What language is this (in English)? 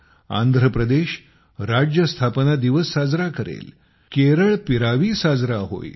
Marathi